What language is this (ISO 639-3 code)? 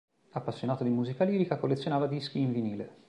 ita